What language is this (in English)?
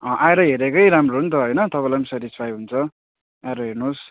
Nepali